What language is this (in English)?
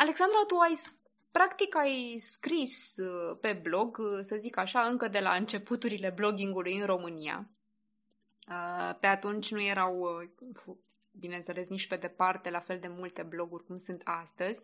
Romanian